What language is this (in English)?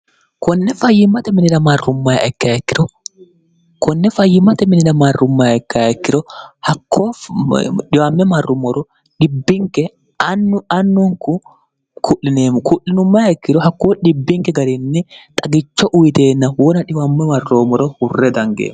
Sidamo